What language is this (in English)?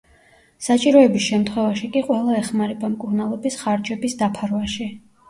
Georgian